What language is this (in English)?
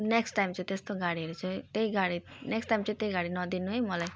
Nepali